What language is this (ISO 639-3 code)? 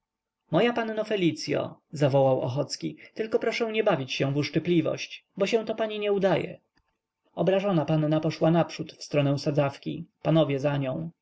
pol